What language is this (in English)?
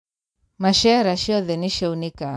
Kikuyu